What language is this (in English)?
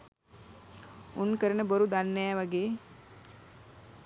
Sinhala